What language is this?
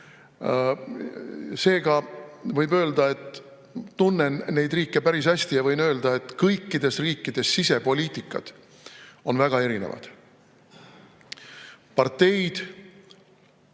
Estonian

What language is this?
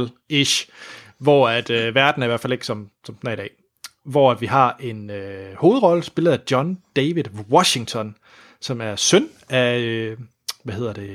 Danish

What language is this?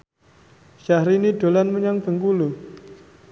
Javanese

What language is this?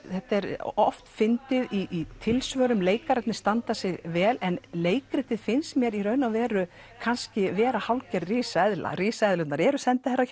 Icelandic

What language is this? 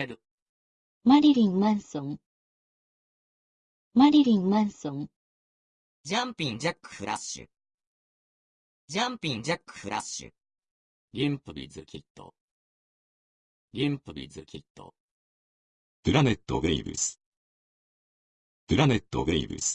Japanese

